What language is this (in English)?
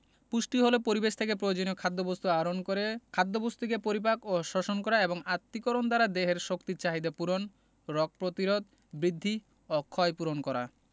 Bangla